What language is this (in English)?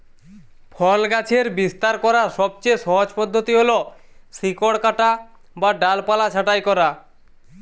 Bangla